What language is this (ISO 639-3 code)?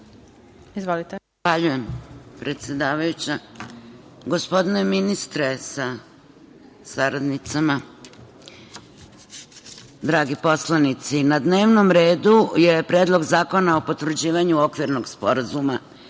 srp